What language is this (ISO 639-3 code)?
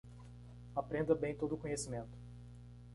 por